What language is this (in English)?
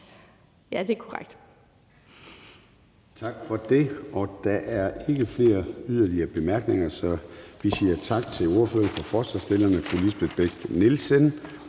Danish